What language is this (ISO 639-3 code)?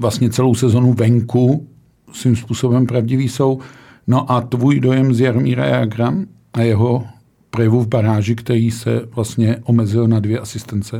ces